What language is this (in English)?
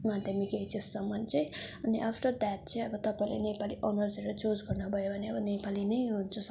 Nepali